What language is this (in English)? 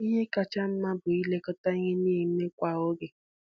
Igbo